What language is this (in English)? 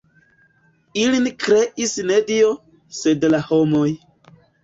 Esperanto